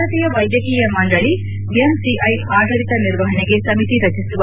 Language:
Kannada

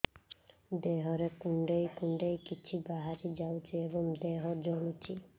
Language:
Odia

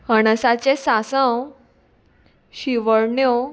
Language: Konkani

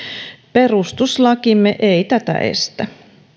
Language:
Finnish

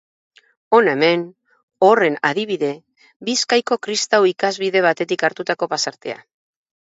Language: Basque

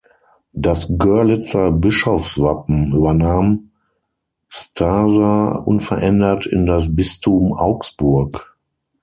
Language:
German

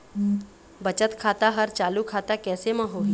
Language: Chhattisgarhi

